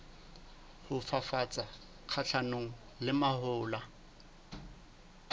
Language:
Southern Sotho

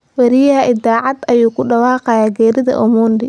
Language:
Somali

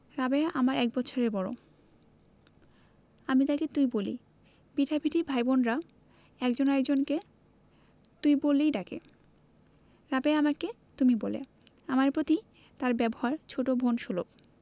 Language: Bangla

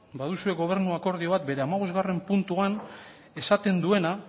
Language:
Basque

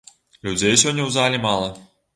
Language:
Belarusian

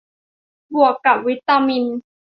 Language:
Thai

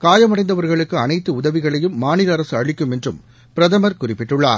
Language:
Tamil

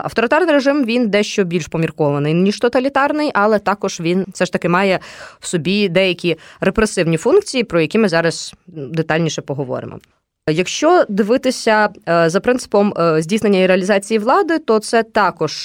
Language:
Ukrainian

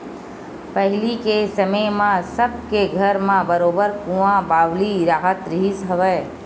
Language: Chhattisgarhi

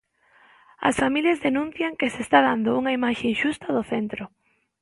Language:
Galician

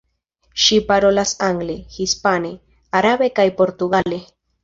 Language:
Esperanto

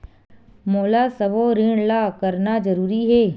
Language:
Chhattisgarhi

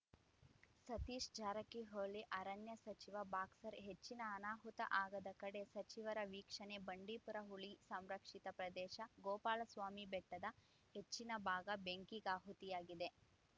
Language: Kannada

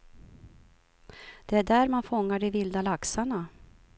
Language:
Swedish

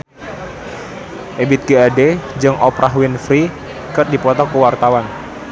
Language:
Sundanese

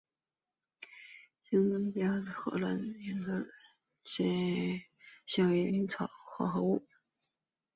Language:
Chinese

